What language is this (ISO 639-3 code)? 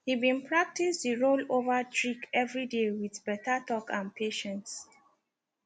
pcm